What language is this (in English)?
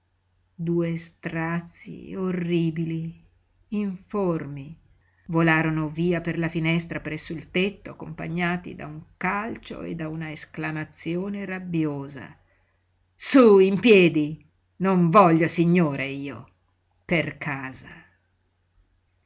Italian